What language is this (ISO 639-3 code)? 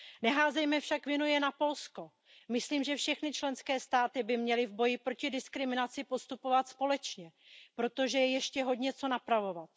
ces